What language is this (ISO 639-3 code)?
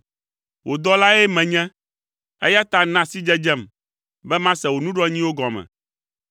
ewe